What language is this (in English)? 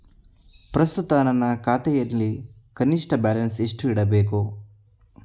Kannada